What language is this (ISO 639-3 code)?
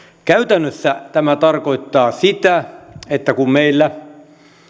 fin